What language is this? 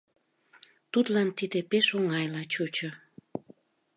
Mari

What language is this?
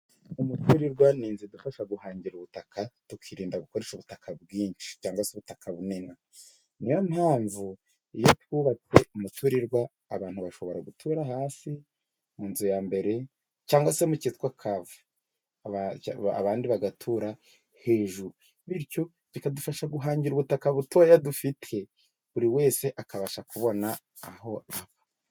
Kinyarwanda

